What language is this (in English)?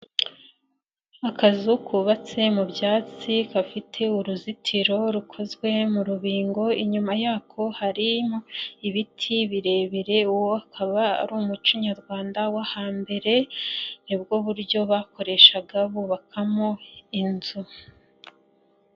Kinyarwanda